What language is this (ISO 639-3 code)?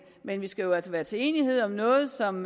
dan